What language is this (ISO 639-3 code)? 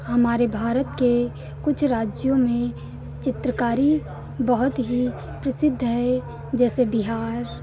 hin